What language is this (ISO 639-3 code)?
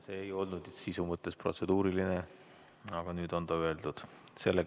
est